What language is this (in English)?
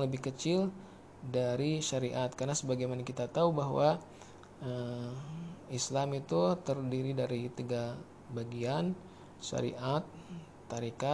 Indonesian